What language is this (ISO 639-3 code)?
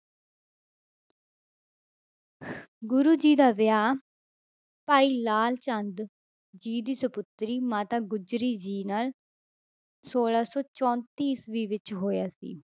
pan